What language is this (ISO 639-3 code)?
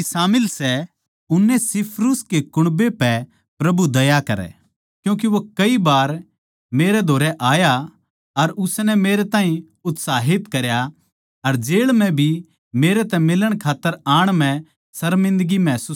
bgc